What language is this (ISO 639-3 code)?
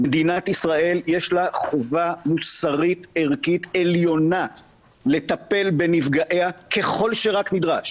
heb